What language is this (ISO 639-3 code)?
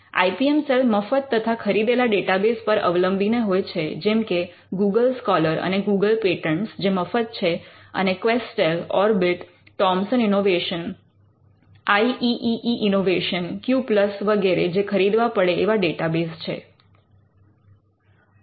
guj